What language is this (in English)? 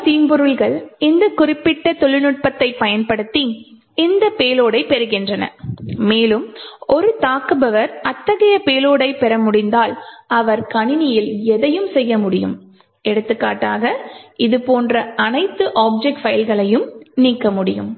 Tamil